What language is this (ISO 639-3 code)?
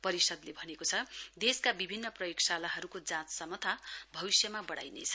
nep